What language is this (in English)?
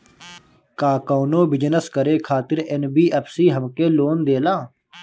Bhojpuri